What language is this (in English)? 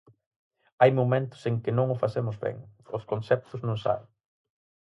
Galician